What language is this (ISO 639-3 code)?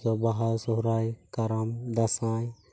sat